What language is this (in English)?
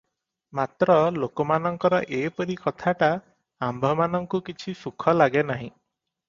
Odia